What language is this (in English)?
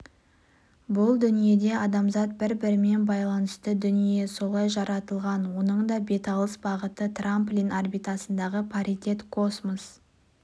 Kazakh